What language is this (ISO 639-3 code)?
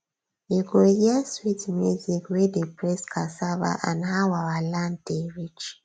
pcm